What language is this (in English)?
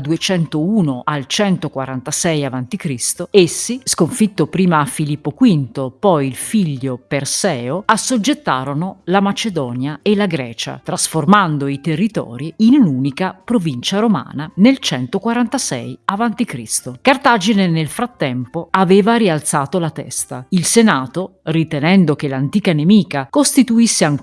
Italian